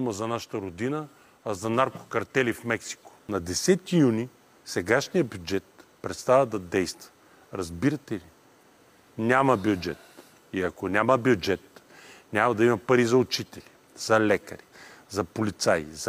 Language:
Bulgarian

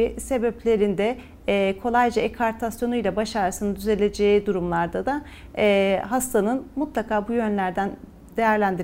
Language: Turkish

